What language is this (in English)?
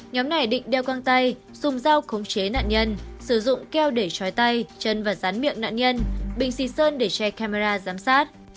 Vietnamese